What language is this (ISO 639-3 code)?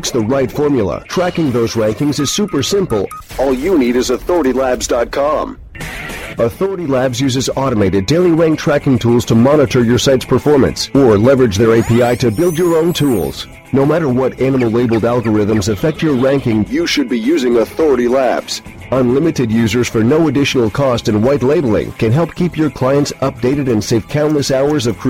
eng